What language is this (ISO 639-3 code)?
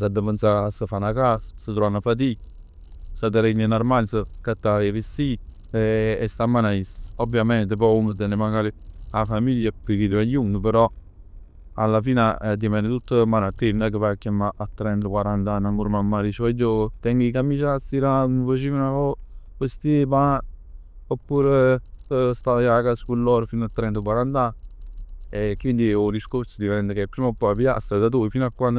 nap